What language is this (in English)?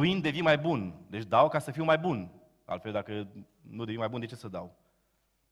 Romanian